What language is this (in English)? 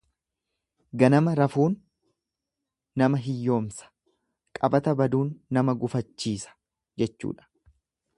Oromo